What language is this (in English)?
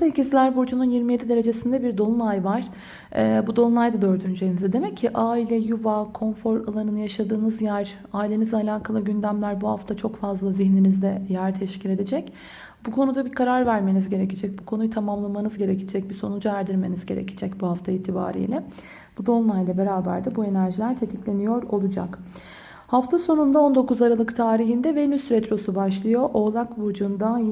Turkish